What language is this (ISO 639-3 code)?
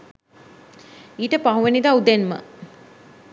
sin